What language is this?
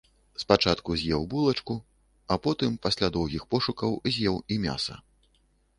Belarusian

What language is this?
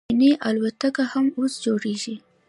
Pashto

